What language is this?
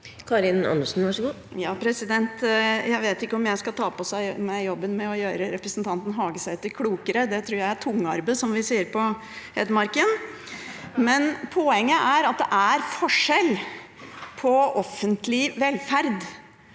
Norwegian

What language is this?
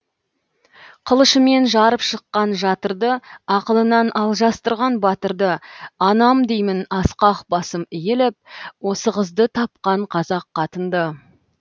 Kazakh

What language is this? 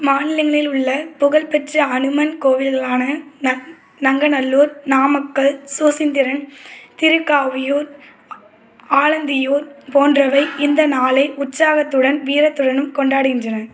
Tamil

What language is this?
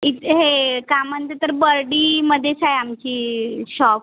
Marathi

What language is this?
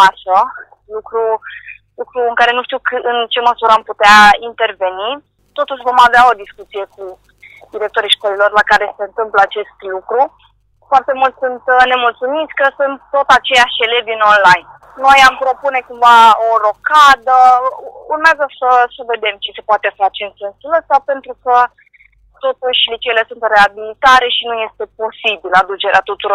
Romanian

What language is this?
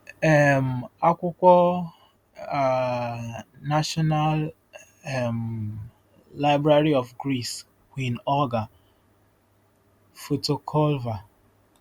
Igbo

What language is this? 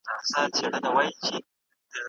Pashto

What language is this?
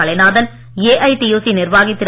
Tamil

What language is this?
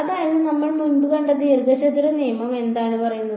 Malayalam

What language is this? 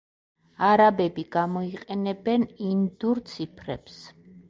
Georgian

